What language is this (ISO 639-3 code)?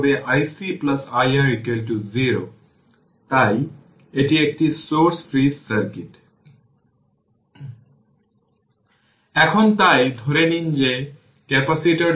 ben